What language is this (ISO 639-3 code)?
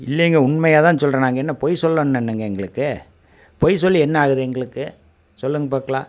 tam